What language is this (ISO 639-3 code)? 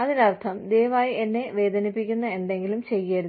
mal